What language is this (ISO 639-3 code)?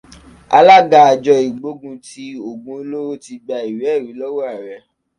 yor